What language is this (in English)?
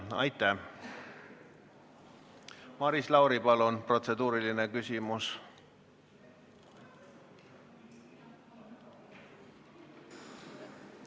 Estonian